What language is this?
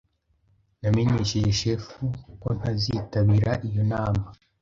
Kinyarwanda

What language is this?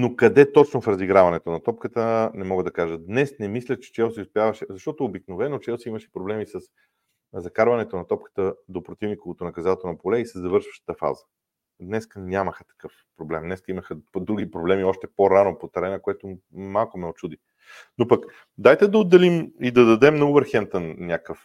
Bulgarian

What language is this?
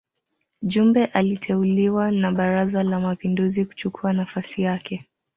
Swahili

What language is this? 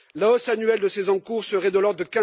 French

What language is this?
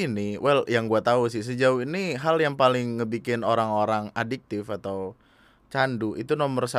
Indonesian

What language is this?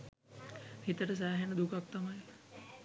Sinhala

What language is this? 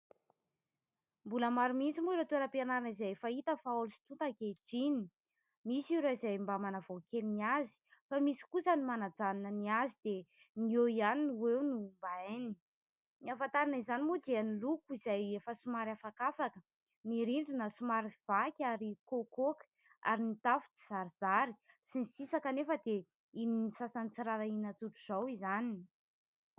Malagasy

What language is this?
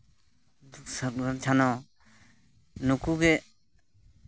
Santali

